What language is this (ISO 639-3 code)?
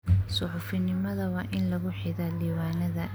som